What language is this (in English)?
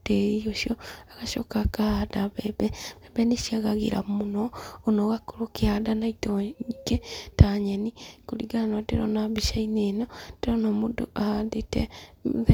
Kikuyu